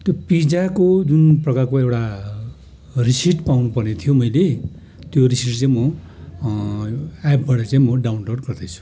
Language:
Nepali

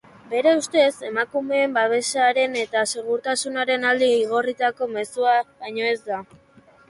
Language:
Basque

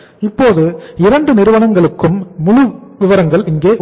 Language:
Tamil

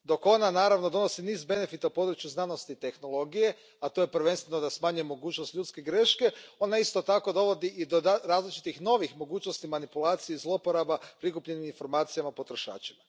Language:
Croatian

